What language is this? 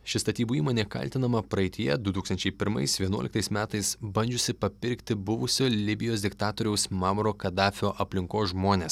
Lithuanian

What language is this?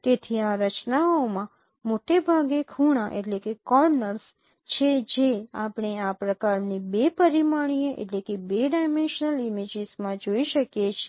Gujarati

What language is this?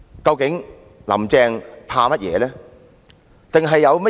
Cantonese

